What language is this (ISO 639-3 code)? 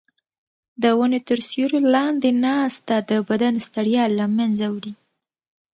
pus